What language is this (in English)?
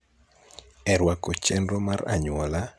Luo (Kenya and Tanzania)